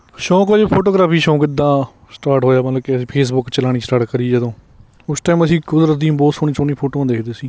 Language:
Punjabi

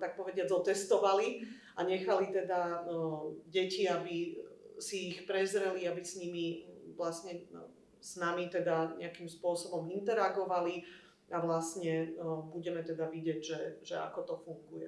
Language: Slovak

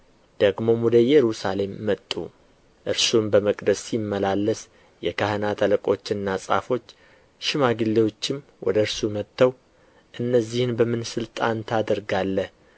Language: Amharic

